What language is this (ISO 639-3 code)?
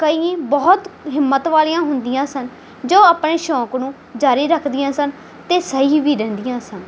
pan